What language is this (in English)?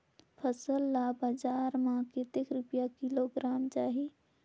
Chhattisgarhi